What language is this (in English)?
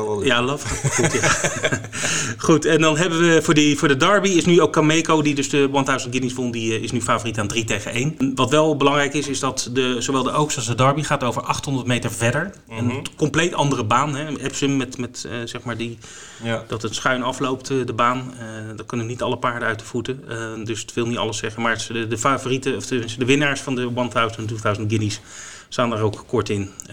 Dutch